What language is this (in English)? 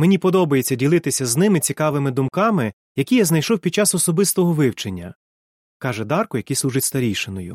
Ukrainian